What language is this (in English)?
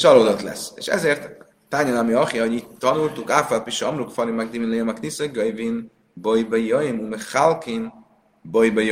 Hungarian